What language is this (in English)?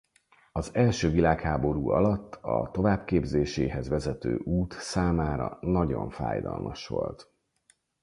Hungarian